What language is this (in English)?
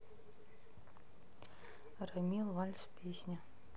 Russian